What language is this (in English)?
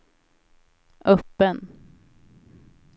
Swedish